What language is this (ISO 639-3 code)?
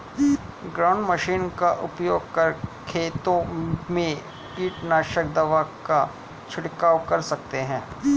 hin